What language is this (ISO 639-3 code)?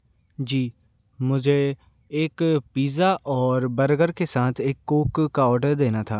hin